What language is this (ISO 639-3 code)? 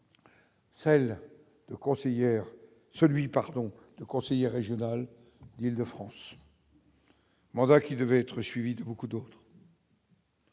fra